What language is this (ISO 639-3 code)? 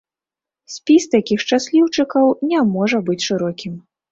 bel